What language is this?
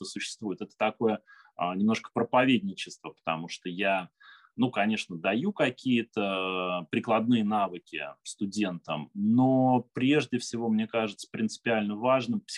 Russian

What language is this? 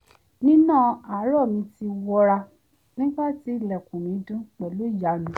Yoruba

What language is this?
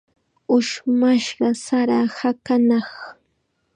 Chiquián Ancash Quechua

